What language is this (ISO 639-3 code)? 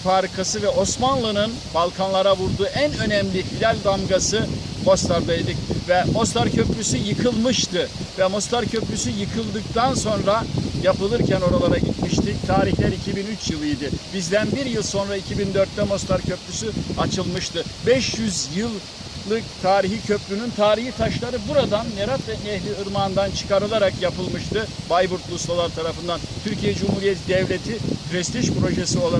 tur